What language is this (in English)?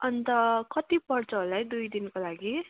Nepali